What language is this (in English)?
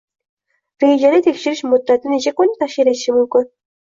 Uzbek